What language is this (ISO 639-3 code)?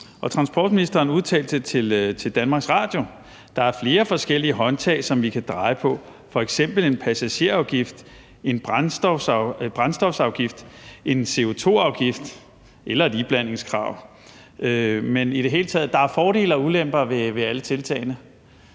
dan